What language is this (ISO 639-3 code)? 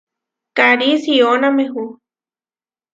var